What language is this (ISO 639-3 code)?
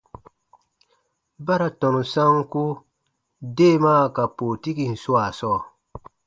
bba